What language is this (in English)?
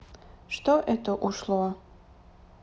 Russian